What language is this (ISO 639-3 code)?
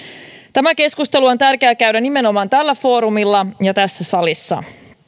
fin